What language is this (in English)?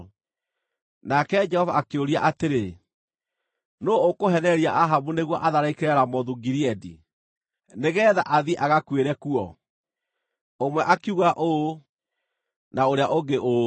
Kikuyu